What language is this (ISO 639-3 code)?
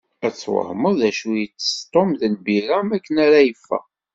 kab